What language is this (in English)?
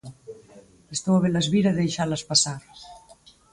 Galician